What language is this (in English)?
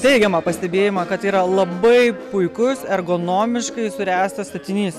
Lithuanian